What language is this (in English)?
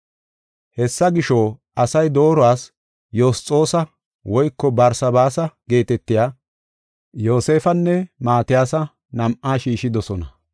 Gofa